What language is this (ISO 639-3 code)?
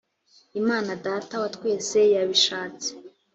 kin